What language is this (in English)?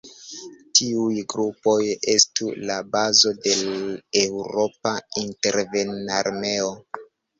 Esperanto